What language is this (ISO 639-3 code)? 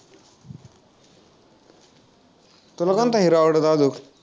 mar